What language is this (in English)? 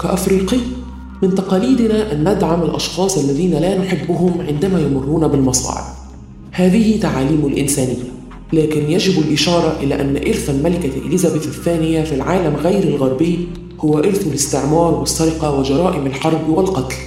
Arabic